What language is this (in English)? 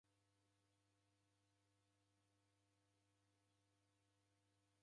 Taita